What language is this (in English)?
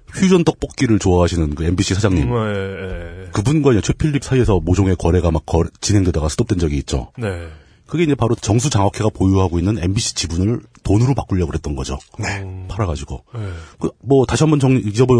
Korean